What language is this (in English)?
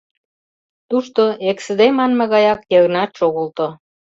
Mari